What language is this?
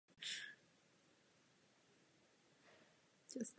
Czech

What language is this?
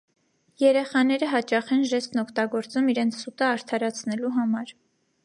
Armenian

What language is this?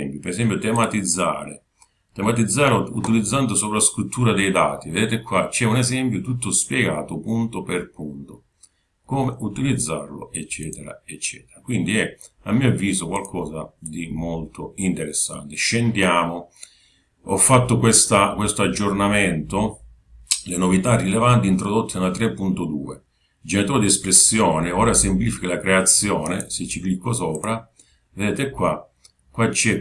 Italian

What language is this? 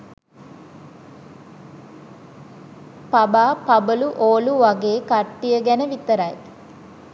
Sinhala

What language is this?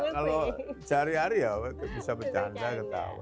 Indonesian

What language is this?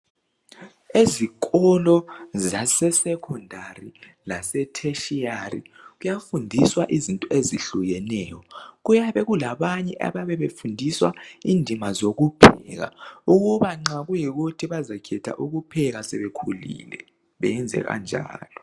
North Ndebele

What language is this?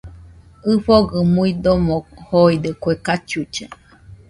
Nüpode Huitoto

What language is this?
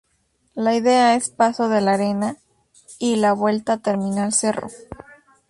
Spanish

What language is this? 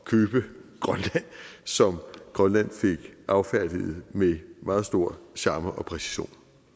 Danish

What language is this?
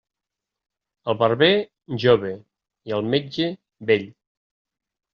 Catalan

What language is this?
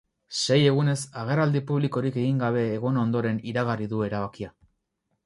Basque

